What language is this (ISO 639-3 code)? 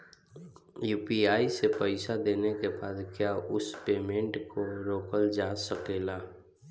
bho